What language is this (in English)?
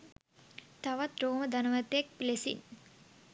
Sinhala